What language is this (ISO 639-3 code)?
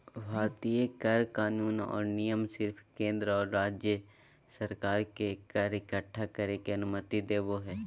mag